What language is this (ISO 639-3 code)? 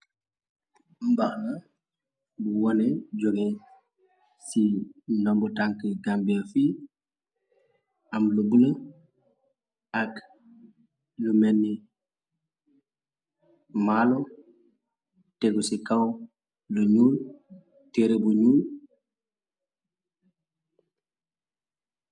wol